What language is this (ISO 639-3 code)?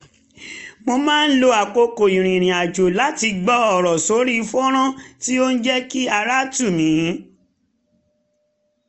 yor